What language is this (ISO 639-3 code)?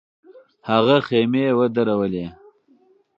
pus